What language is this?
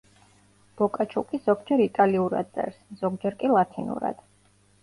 Georgian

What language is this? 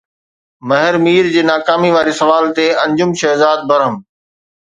Sindhi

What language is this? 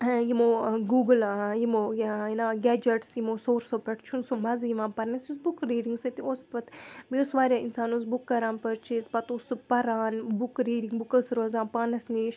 Kashmiri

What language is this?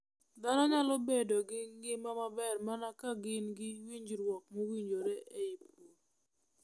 Luo (Kenya and Tanzania)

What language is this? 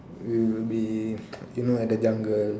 English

